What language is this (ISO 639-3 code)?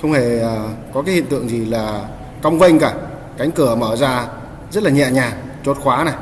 vie